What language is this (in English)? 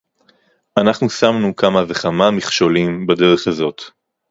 Hebrew